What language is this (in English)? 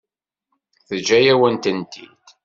Kabyle